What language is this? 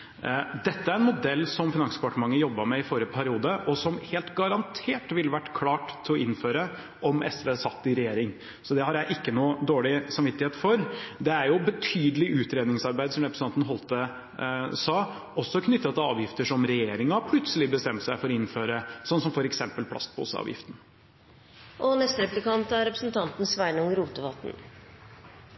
Norwegian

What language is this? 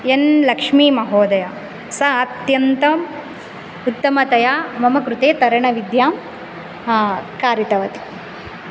Sanskrit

